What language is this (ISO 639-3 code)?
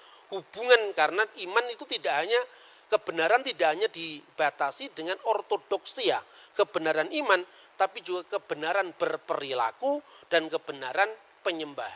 ind